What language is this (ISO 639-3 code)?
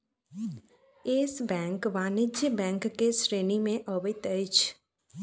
mai